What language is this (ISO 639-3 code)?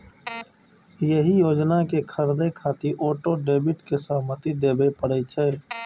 mai